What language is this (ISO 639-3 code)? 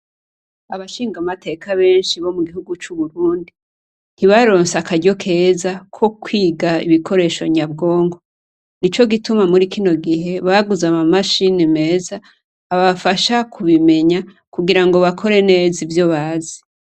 run